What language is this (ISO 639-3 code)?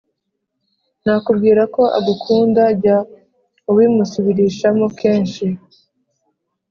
kin